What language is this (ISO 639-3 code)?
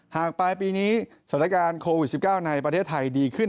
tha